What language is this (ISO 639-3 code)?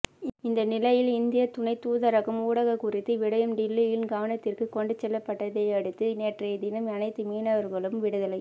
tam